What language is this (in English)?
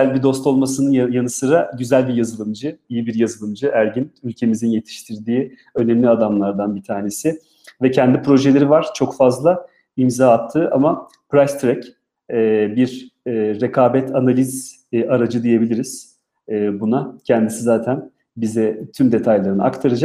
Turkish